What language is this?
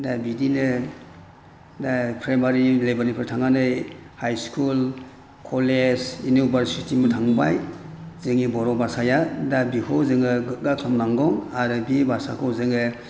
Bodo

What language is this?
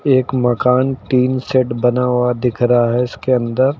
Hindi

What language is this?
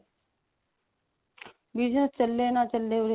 Punjabi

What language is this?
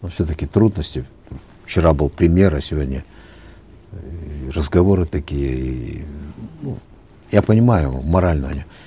Kazakh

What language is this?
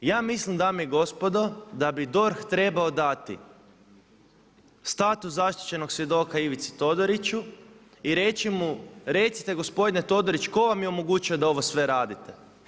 Croatian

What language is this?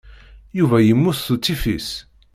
Kabyle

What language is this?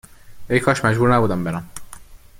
Persian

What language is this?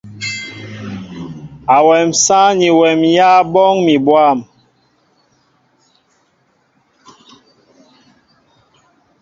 Mbo (Cameroon)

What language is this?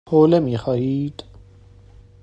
Persian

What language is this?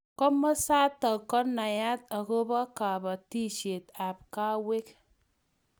Kalenjin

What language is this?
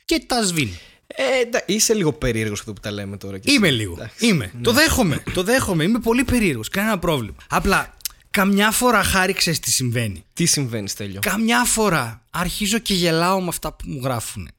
Greek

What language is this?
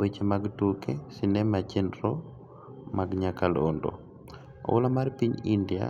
Luo (Kenya and Tanzania)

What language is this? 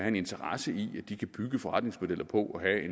Danish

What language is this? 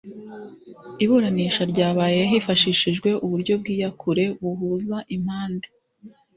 Kinyarwanda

